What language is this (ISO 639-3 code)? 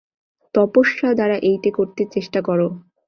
ben